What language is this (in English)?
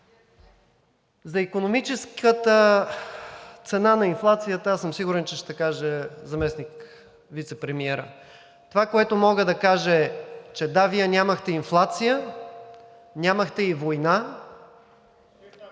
Bulgarian